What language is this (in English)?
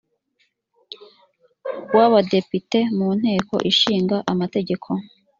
Kinyarwanda